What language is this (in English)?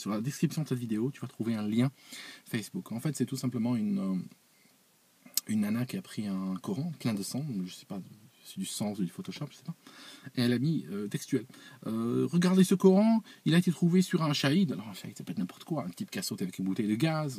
French